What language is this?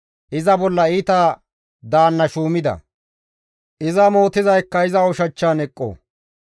Gamo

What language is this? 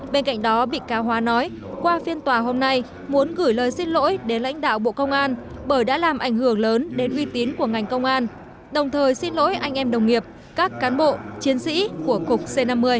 Vietnamese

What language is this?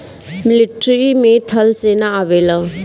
Bhojpuri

